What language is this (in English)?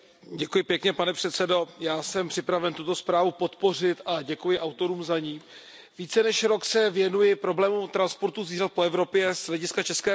Czech